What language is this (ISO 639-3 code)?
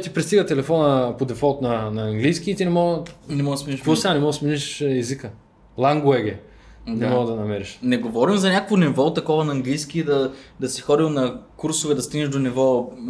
bul